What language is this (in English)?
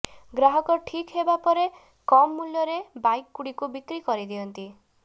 Odia